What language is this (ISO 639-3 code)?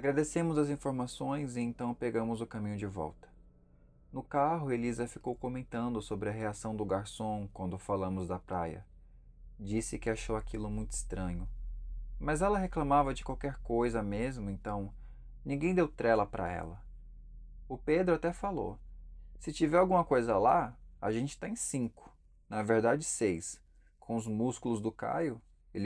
por